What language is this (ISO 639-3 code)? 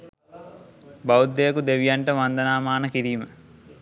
sin